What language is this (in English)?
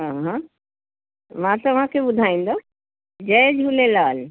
Sindhi